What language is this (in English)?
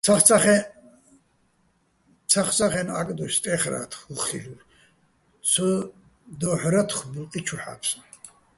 Bats